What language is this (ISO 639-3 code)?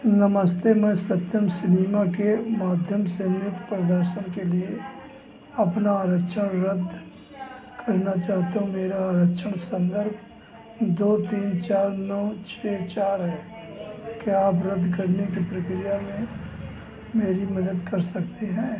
hin